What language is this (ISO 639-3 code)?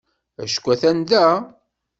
kab